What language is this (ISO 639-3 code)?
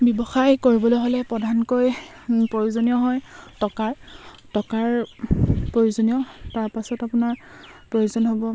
asm